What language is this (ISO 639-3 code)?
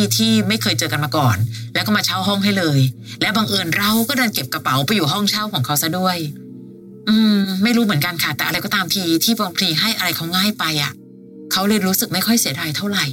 tha